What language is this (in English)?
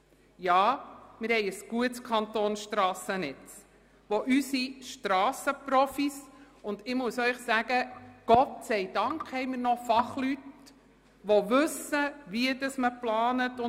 Swiss German